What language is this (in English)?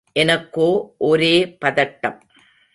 Tamil